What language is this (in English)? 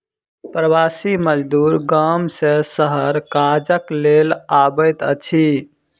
Maithili